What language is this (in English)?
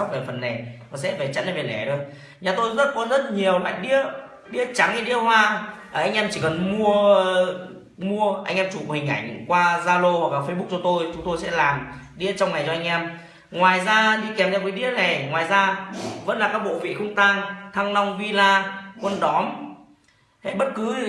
Vietnamese